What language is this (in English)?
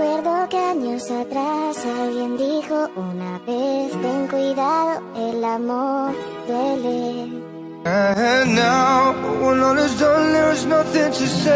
Spanish